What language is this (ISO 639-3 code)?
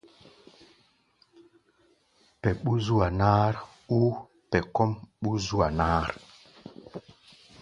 gba